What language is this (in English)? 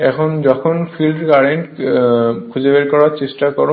Bangla